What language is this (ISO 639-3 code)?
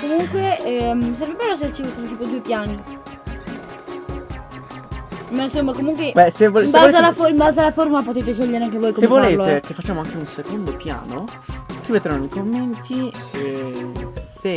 ita